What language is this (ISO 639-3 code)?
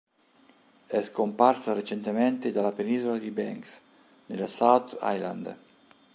ita